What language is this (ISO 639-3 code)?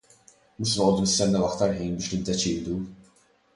mlt